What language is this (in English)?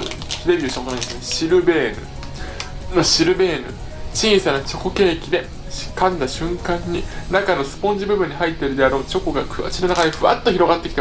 Japanese